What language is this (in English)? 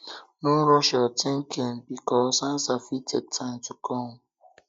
Nigerian Pidgin